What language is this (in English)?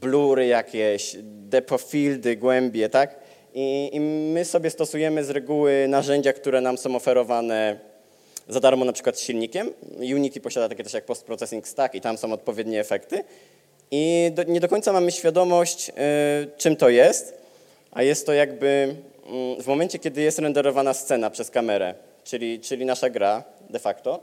Polish